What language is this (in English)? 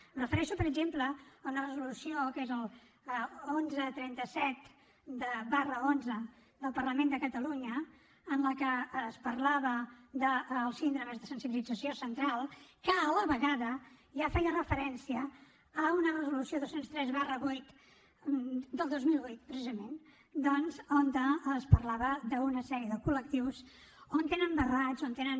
Catalan